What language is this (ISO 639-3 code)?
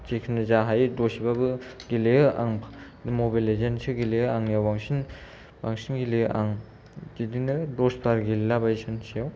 brx